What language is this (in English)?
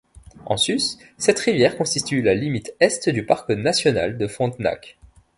French